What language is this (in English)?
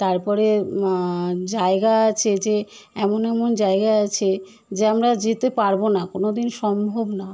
Bangla